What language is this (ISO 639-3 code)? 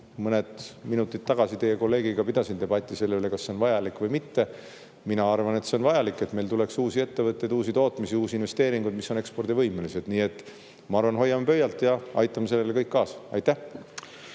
est